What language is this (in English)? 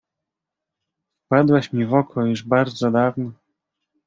Polish